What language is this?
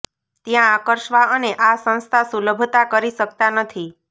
Gujarati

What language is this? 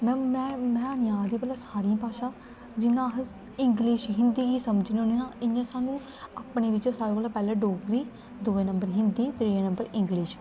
Dogri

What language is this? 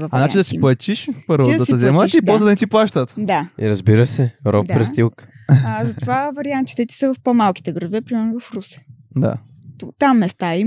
Bulgarian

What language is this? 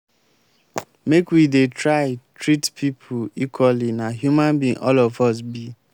Nigerian Pidgin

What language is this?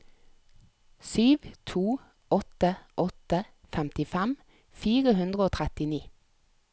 Norwegian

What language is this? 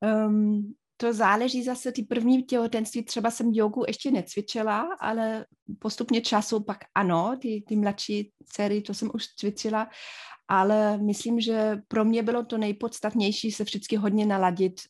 Czech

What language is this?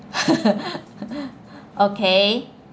English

